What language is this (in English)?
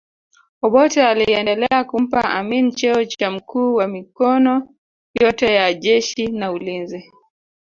Swahili